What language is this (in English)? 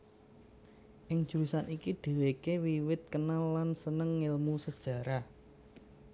Javanese